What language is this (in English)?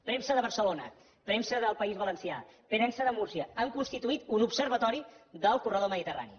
Catalan